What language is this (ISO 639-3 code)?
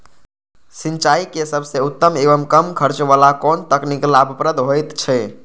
mai